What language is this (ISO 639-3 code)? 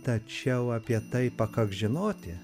lit